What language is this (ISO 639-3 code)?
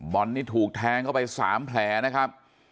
tha